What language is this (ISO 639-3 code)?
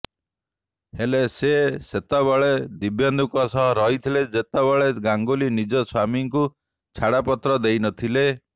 ori